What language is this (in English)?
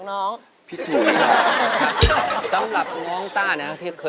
Thai